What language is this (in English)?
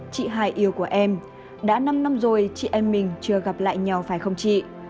Vietnamese